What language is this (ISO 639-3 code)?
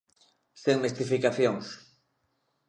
glg